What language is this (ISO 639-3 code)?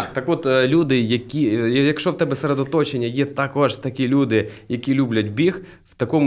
ukr